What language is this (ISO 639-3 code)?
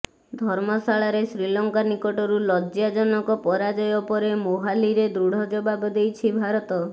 ori